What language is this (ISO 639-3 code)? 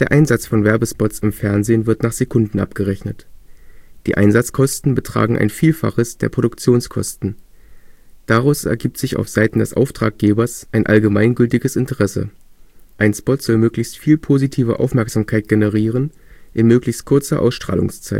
deu